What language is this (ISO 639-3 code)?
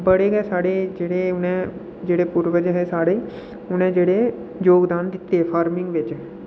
doi